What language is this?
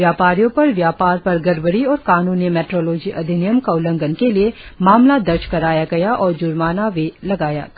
Hindi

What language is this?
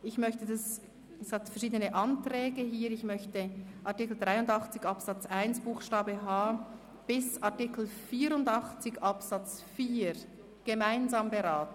Swiss German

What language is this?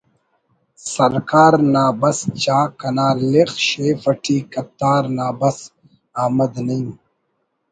Brahui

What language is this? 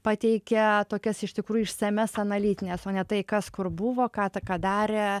Lithuanian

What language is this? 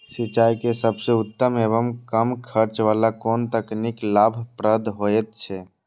Maithili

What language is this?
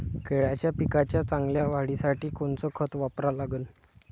Marathi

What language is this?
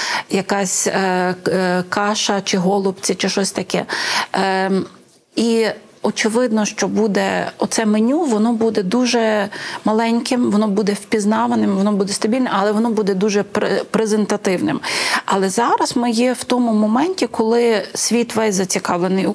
Ukrainian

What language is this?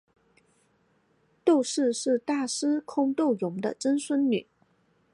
Chinese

